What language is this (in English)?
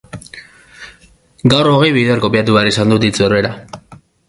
Basque